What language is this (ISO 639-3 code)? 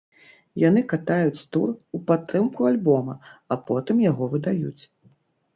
bel